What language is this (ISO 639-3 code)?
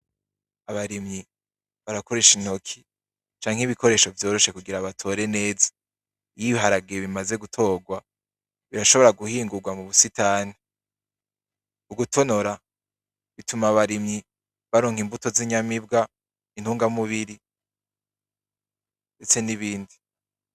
run